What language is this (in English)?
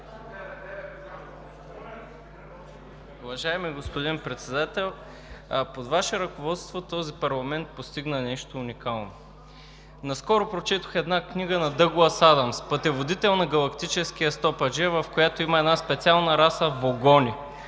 Bulgarian